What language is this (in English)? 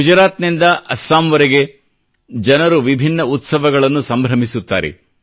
Kannada